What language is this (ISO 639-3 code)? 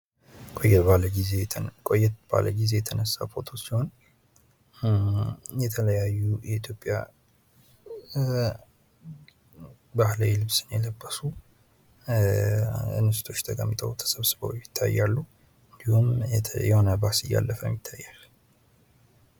amh